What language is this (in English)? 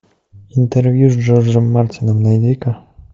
Russian